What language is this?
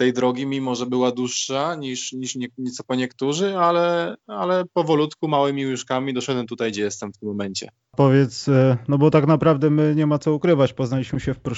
Polish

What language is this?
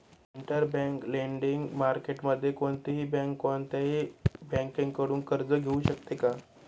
Marathi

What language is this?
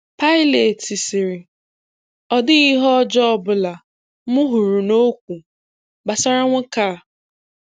Igbo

